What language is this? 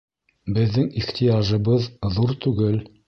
Bashkir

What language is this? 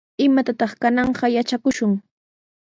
Sihuas Ancash Quechua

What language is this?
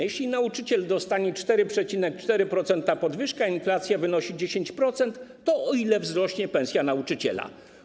Polish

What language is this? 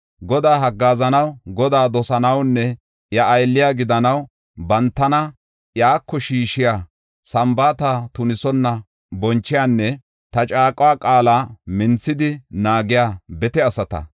Gofa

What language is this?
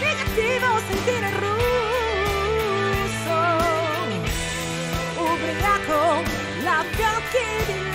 Italian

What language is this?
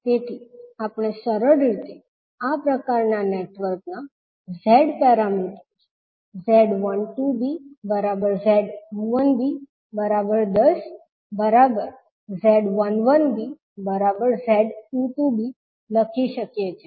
Gujarati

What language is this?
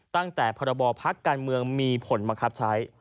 Thai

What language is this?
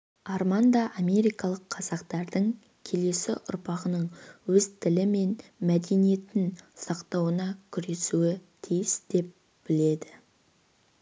Kazakh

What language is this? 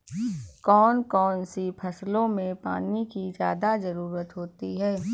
Hindi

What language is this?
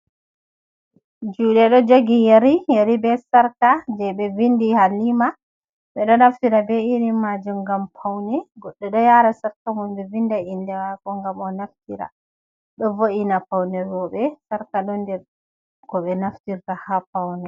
Fula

